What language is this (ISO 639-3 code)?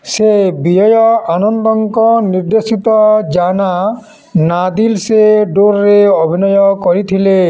ori